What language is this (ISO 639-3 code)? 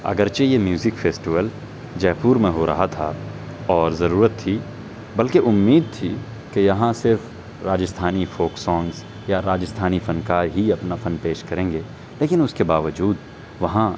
urd